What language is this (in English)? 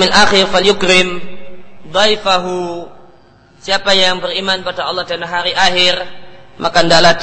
Indonesian